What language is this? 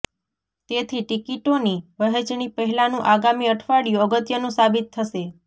Gujarati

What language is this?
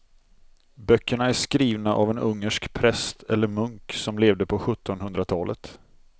Swedish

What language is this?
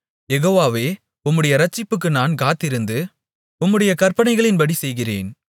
Tamil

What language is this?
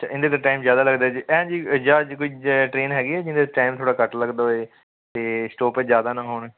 Punjabi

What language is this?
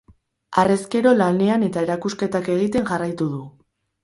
Basque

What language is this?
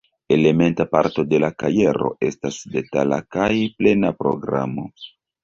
Esperanto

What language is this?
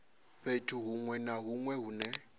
Venda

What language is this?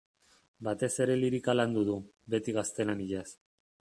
Basque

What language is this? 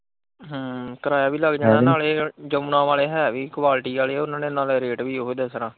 Punjabi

